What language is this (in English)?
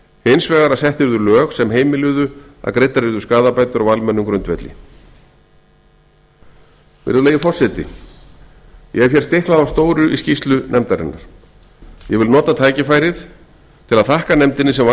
Icelandic